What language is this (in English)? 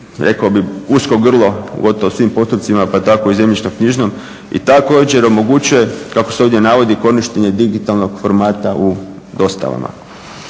Croatian